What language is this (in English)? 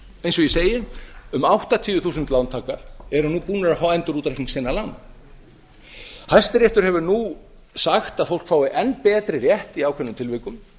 Icelandic